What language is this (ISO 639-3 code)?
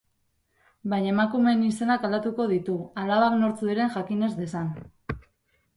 eus